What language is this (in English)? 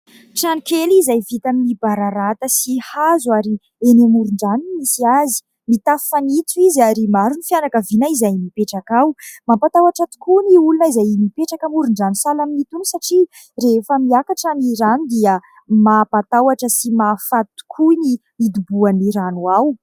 Malagasy